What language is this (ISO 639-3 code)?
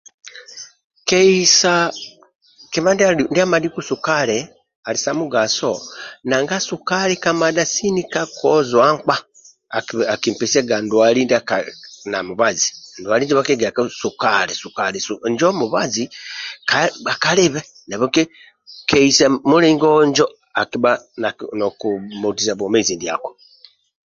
rwm